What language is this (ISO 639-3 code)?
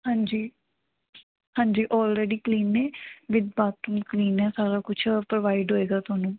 pan